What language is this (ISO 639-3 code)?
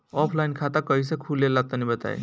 bho